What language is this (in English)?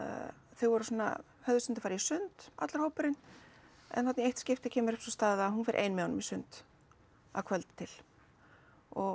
Icelandic